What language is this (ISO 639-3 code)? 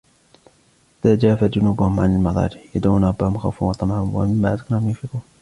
ara